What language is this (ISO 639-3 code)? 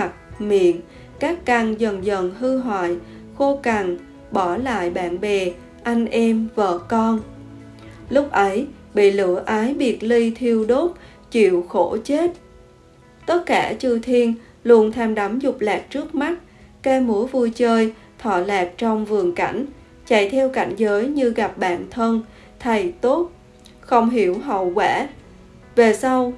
vie